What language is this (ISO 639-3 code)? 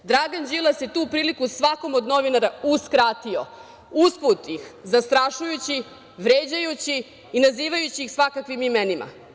srp